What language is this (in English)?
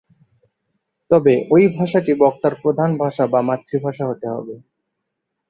Bangla